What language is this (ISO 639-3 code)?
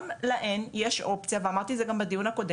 heb